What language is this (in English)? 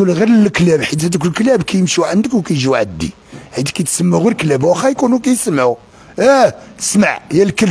Arabic